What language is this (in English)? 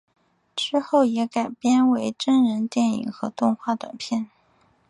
Chinese